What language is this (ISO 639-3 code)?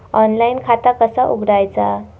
mar